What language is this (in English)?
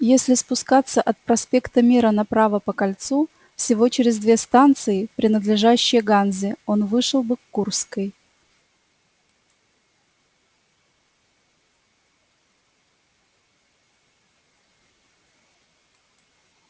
Russian